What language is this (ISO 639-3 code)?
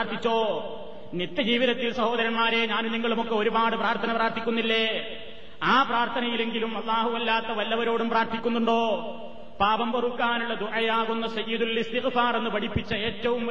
mal